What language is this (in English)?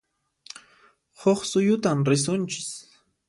Puno Quechua